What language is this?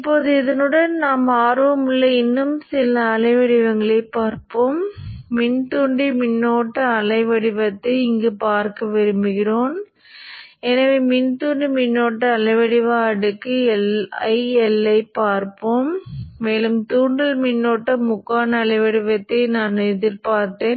Tamil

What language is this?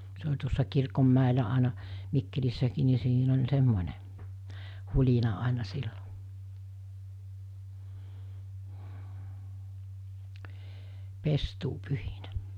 Finnish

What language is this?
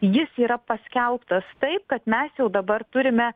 Lithuanian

